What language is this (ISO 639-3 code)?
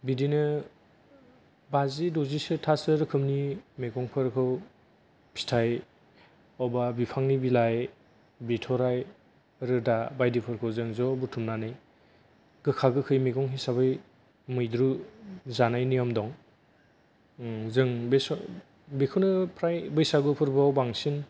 brx